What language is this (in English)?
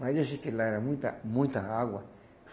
Portuguese